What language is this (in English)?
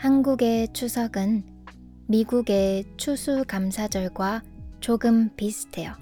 Korean